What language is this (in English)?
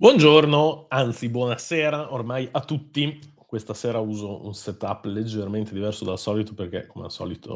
Italian